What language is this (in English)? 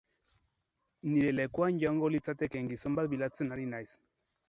Basque